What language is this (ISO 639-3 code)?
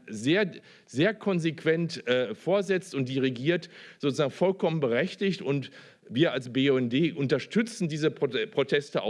deu